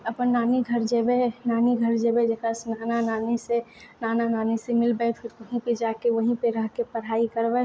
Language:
Maithili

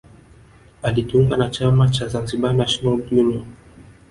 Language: Swahili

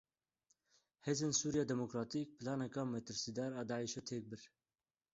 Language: Kurdish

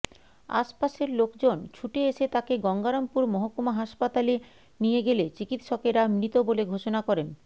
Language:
Bangla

